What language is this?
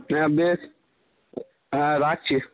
Bangla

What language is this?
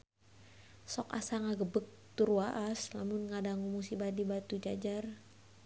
Sundanese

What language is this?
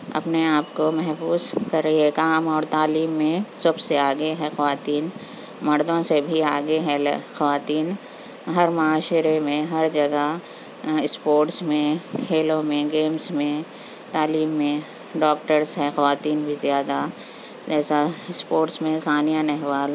Urdu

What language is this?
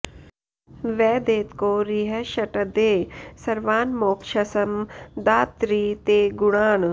Sanskrit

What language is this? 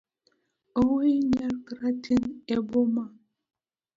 Luo (Kenya and Tanzania)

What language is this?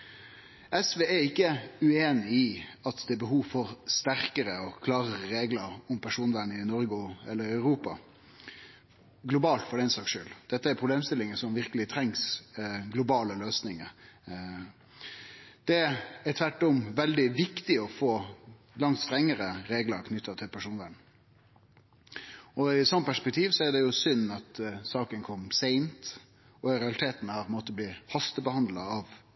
Norwegian Nynorsk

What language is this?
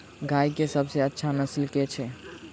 Maithili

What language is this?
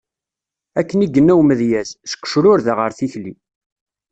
Kabyle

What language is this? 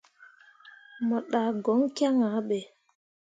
Mundang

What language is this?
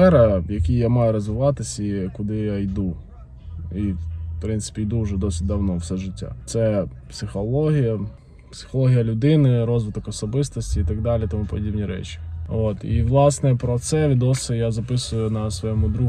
Ukrainian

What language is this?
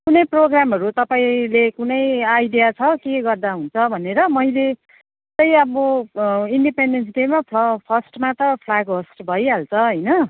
Nepali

